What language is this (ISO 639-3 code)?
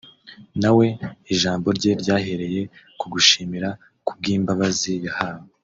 kin